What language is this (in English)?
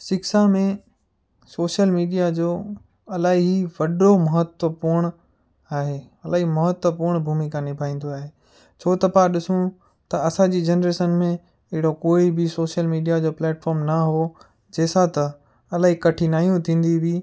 Sindhi